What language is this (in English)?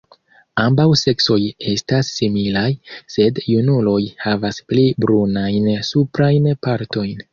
Esperanto